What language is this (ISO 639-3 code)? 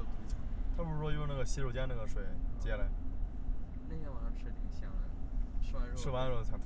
zho